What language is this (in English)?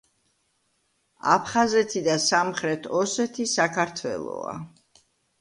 Georgian